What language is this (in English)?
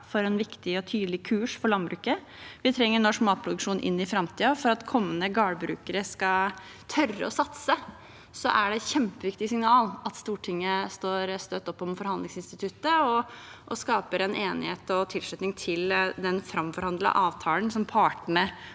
Norwegian